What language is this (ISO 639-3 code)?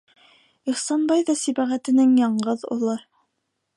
bak